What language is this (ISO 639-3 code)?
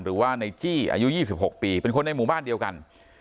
tha